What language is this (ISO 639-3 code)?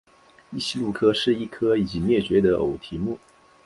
zho